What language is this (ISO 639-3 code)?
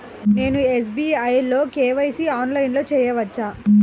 tel